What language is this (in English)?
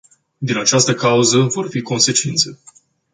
Romanian